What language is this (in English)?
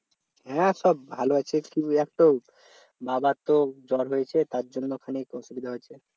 Bangla